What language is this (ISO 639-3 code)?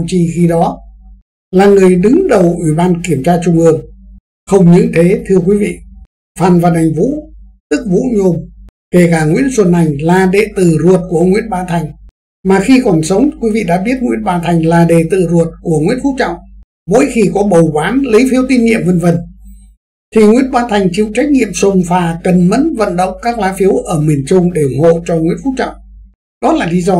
vie